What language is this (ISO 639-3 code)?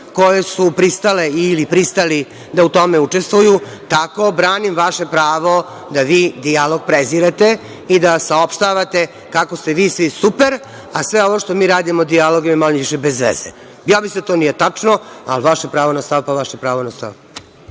srp